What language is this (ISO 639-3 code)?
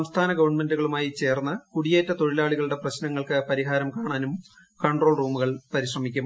mal